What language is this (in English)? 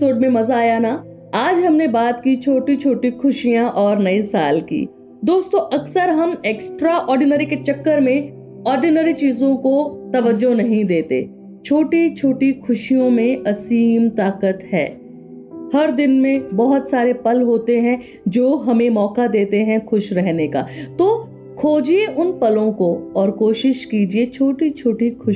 Hindi